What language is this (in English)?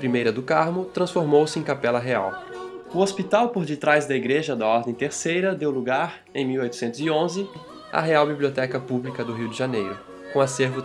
Portuguese